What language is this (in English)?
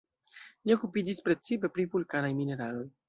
Esperanto